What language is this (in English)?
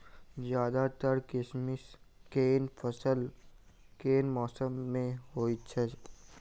Maithili